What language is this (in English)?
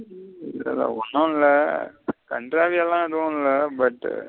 Tamil